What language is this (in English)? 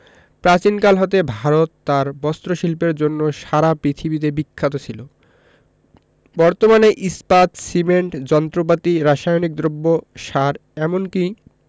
Bangla